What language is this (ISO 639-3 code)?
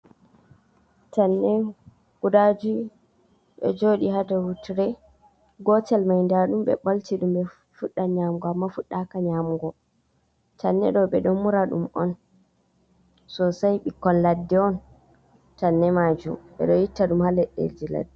ful